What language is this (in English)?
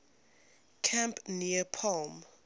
English